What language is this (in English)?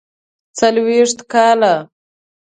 Pashto